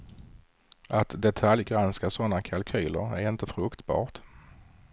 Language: Swedish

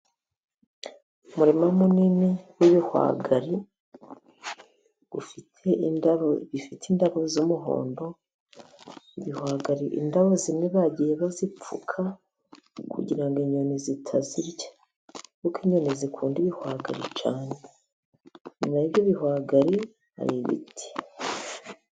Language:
Kinyarwanda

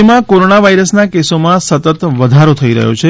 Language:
Gujarati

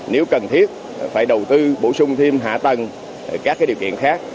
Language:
Vietnamese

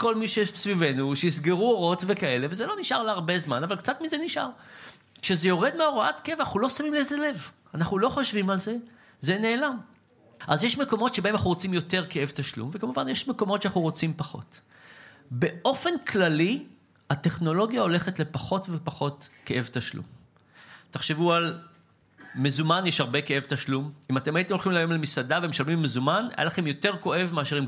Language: Hebrew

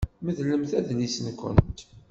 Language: Kabyle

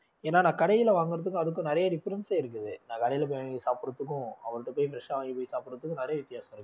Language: Tamil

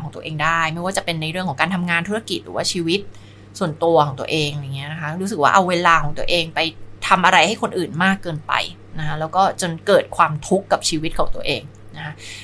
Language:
Thai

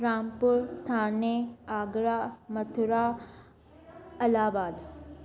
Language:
Sindhi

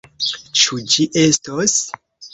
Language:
Esperanto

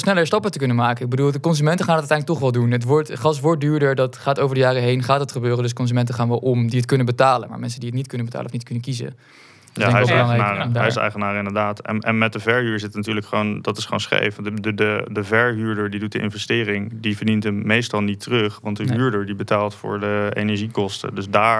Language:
Dutch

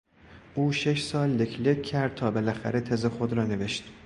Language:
Persian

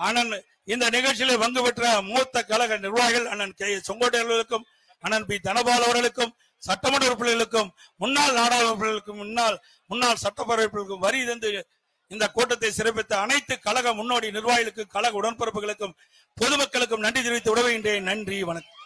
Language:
Tamil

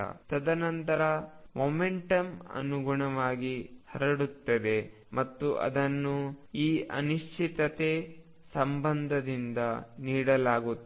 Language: Kannada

